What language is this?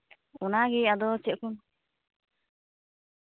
Santali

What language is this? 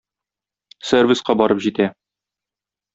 Tatar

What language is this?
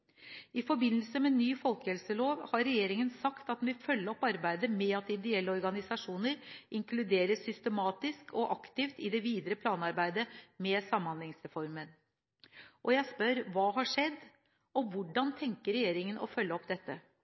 Norwegian Bokmål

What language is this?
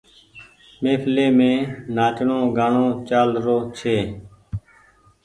Goaria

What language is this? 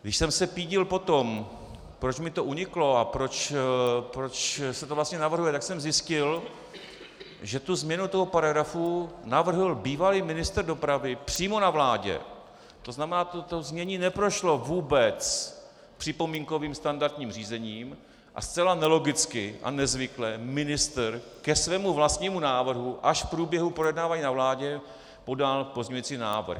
Czech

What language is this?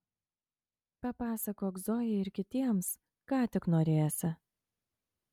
Lithuanian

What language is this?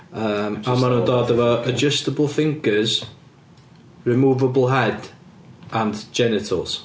Welsh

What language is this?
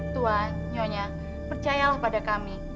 Indonesian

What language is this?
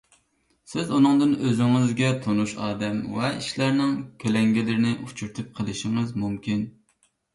Uyghur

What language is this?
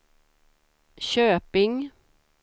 Swedish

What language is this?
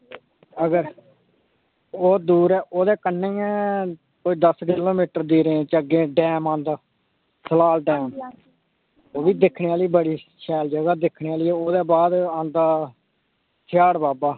Dogri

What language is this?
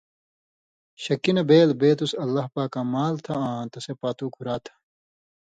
Indus Kohistani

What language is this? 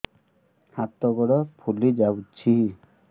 Odia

